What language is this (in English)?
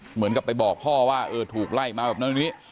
Thai